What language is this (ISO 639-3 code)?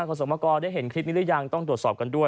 tha